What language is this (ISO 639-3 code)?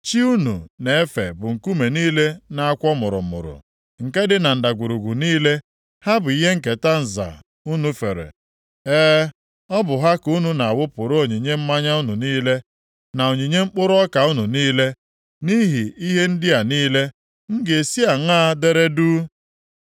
ibo